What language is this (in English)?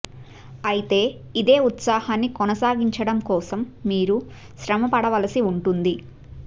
Telugu